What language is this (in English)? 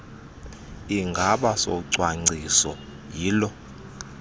Xhosa